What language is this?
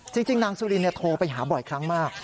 Thai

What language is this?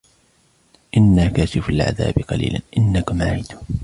Arabic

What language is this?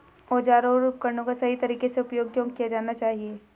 Hindi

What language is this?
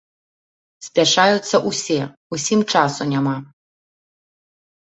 Belarusian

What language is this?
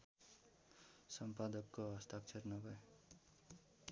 Nepali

